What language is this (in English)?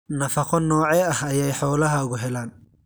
Somali